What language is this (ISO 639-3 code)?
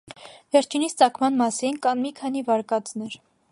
hye